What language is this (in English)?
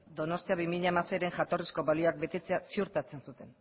Basque